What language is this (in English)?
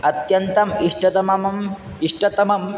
Sanskrit